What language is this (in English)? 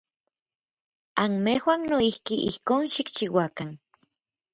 Orizaba Nahuatl